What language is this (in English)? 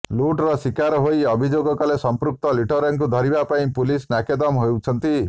Odia